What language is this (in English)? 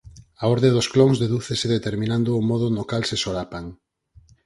Galician